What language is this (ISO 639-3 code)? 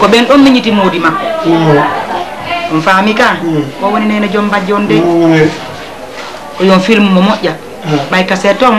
ind